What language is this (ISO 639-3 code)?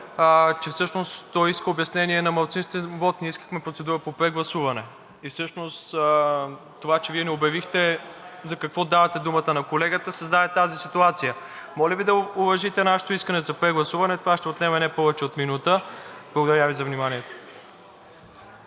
bul